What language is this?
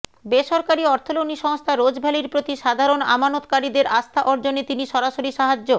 Bangla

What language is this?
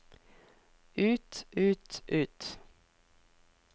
Norwegian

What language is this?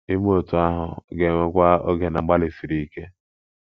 Igbo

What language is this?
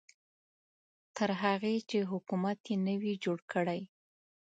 Pashto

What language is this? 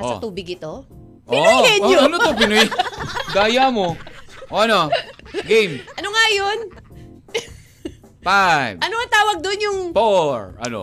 Filipino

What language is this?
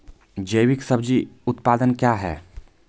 Maithili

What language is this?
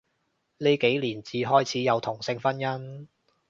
Cantonese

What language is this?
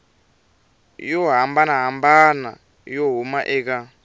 Tsonga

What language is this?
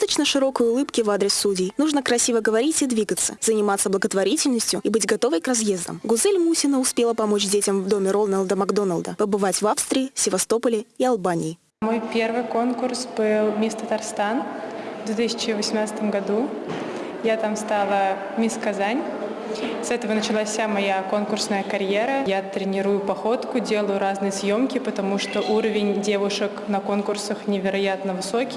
Russian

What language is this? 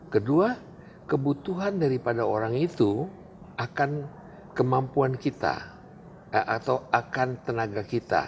Indonesian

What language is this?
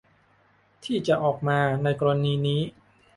Thai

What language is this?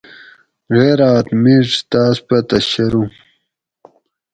Gawri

